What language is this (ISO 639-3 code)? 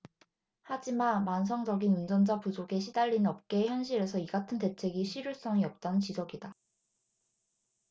kor